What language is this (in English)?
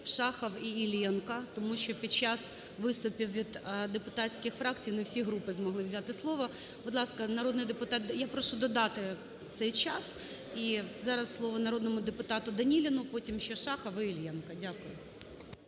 Ukrainian